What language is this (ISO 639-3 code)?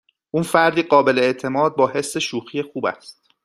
fas